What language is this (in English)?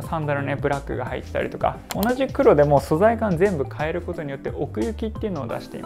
Japanese